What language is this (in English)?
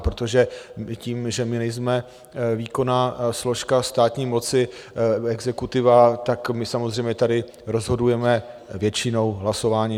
Czech